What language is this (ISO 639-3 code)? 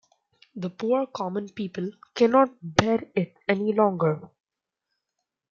eng